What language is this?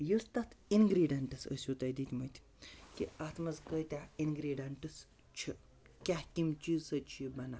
Kashmiri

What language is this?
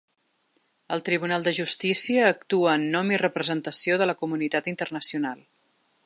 Catalan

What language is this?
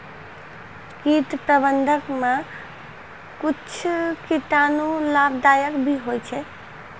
Maithili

